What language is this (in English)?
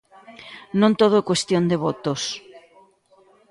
Galician